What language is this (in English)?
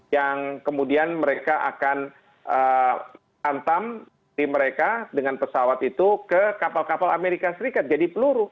Indonesian